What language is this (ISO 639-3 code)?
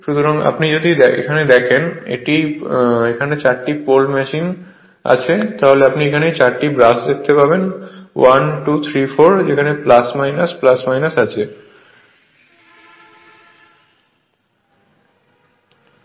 ben